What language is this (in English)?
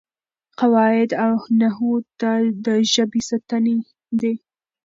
Pashto